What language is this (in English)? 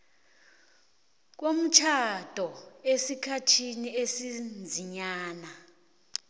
South Ndebele